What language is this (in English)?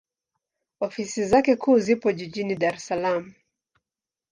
Swahili